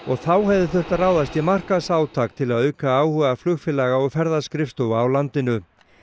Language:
Icelandic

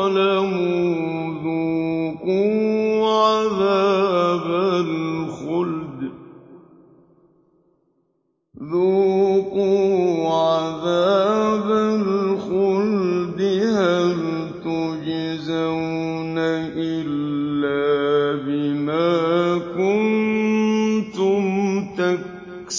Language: Arabic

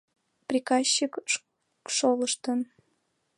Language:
Mari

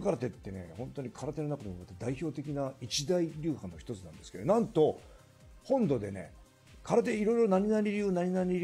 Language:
Japanese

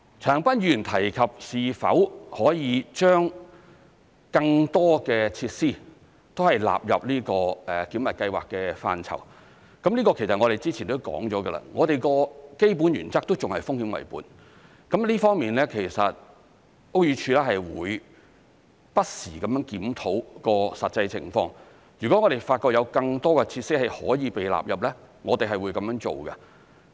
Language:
Cantonese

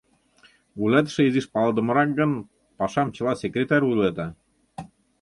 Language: Mari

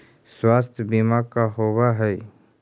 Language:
Magahi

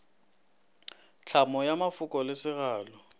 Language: Northern Sotho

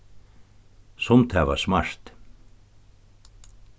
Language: Faroese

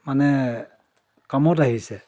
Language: Assamese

